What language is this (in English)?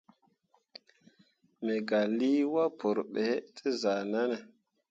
Mundang